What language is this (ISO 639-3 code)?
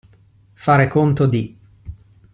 ita